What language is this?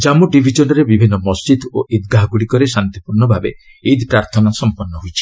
Odia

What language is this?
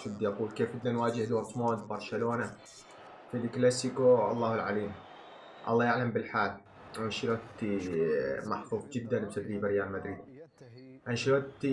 Arabic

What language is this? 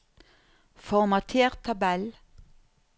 Norwegian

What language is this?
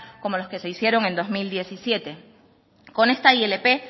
Spanish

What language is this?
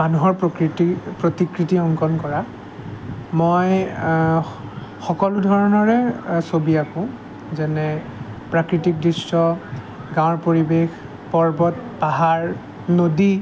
Assamese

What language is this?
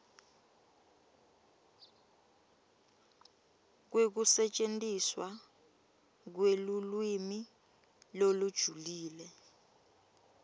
Swati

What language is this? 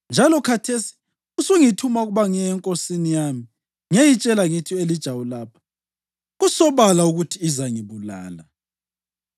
North Ndebele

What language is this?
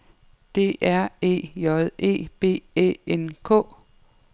Danish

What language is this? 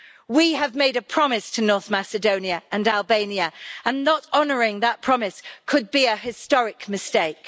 English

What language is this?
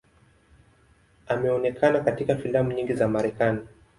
Swahili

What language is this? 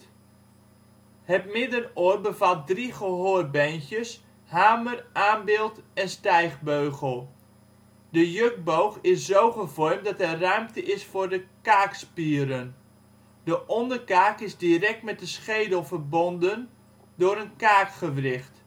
Dutch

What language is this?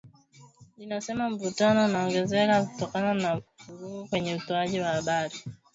Swahili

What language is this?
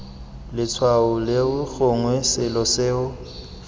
Tswana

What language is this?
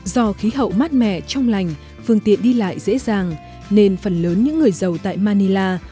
Vietnamese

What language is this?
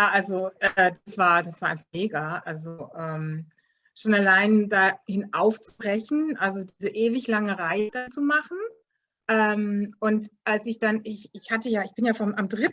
German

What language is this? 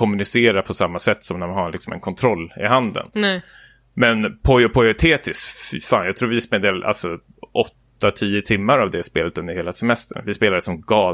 Swedish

